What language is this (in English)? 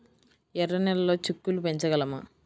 Telugu